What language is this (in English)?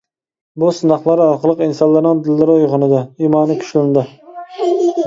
Uyghur